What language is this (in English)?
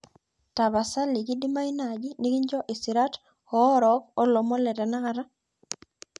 Masai